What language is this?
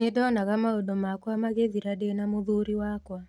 Kikuyu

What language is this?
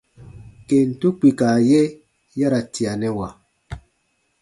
Baatonum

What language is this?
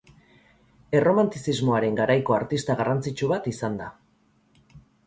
Basque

